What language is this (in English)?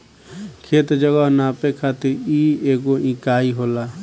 Bhojpuri